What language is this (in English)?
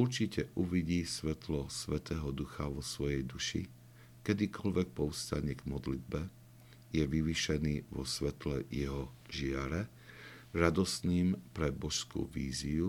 Slovak